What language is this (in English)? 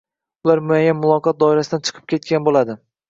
Uzbek